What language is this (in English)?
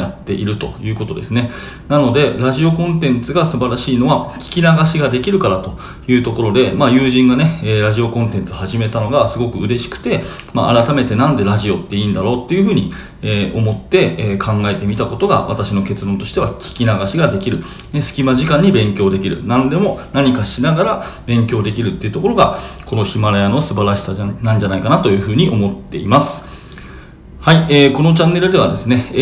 Japanese